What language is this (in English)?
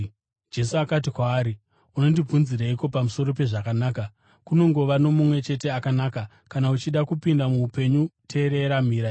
Shona